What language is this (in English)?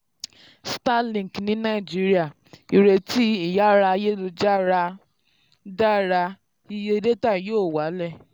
Yoruba